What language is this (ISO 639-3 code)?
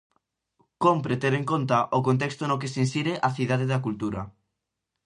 glg